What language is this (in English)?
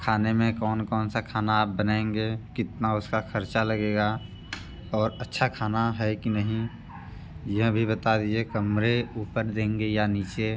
Hindi